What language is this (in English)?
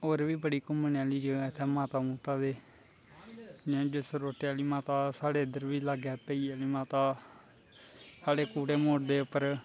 Dogri